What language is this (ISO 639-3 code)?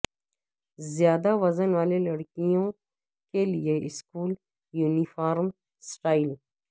urd